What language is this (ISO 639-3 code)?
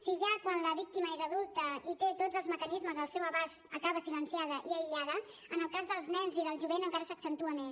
cat